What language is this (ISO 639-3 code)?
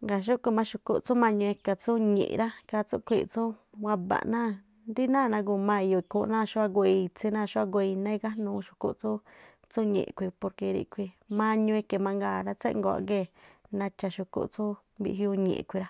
tpl